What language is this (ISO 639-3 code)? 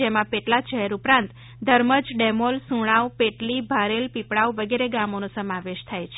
guj